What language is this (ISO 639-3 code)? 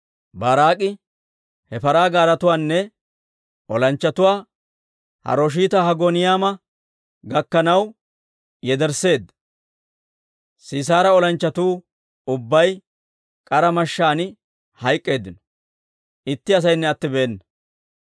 dwr